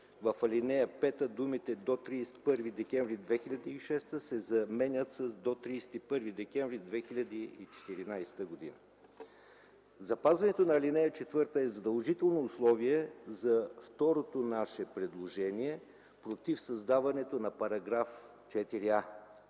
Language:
Bulgarian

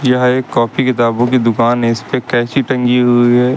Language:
Hindi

